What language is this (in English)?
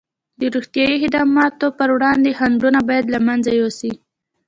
Pashto